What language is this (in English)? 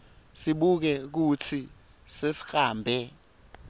Swati